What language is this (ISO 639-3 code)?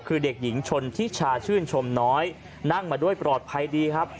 tha